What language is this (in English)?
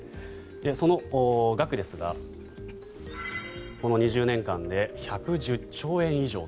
Japanese